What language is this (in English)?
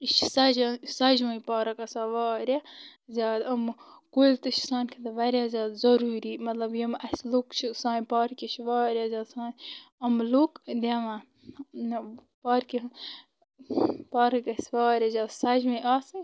Kashmiri